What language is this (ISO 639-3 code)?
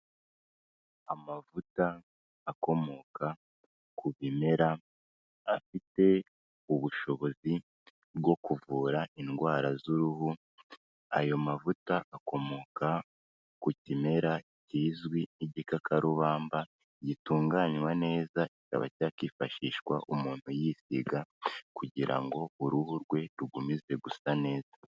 kin